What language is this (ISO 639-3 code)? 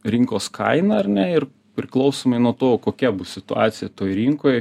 lit